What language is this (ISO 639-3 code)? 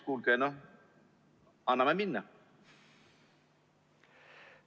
est